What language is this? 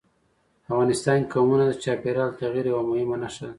Pashto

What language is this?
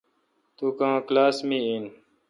Kalkoti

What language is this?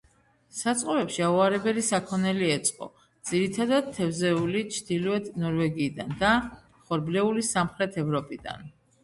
Georgian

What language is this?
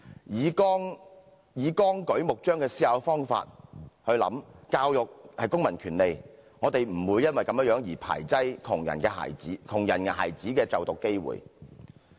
Cantonese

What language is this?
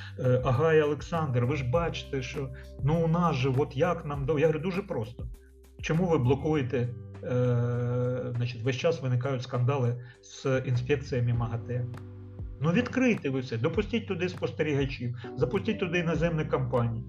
Ukrainian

